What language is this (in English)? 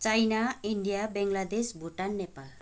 Nepali